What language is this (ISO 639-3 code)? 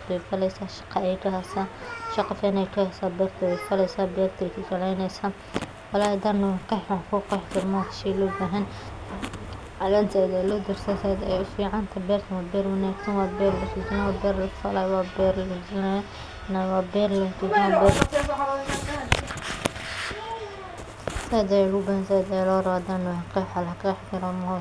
som